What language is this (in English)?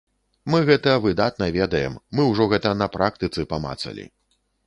Belarusian